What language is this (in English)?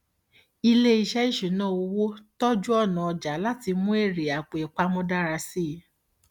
Yoruba